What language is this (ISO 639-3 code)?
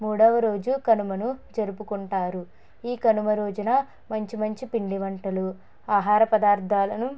tel